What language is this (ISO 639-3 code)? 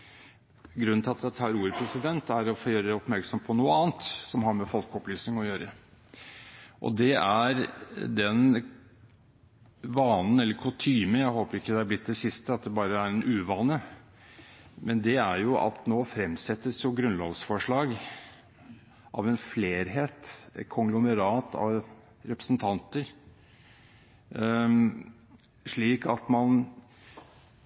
nob